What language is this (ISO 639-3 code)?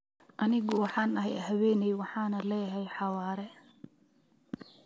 som